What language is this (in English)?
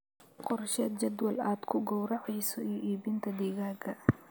Somali